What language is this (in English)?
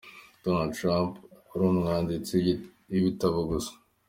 Kinyarwanda